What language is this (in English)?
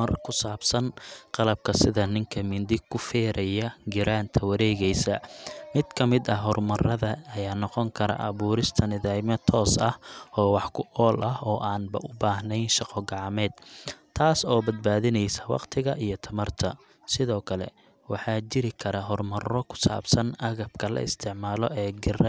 Somali